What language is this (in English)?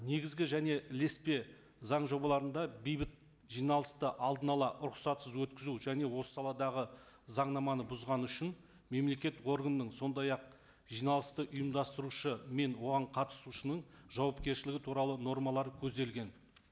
Kazakh